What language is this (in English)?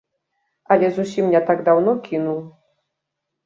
Belarusian